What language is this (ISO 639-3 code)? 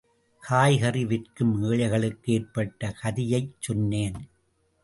tam